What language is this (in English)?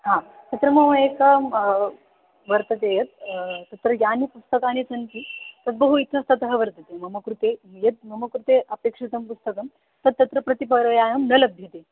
Sanskrit